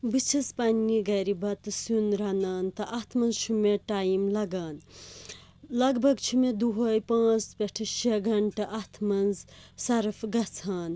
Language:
Kashmiri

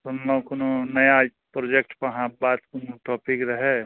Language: Maithili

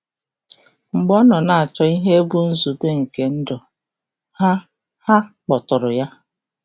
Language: Igbo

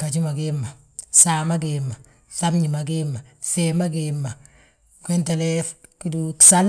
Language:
Balanta-Ganja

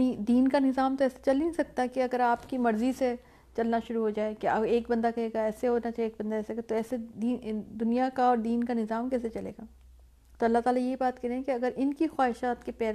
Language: Urdu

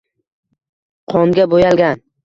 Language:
Uzbek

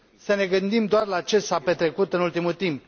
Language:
Romanian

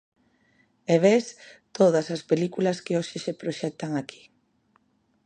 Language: Galician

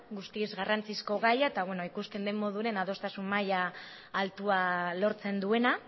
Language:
Basque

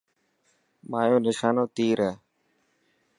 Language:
Dhatki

